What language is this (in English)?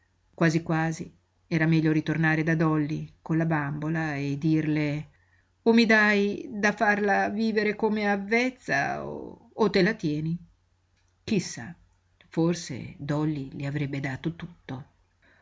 Italian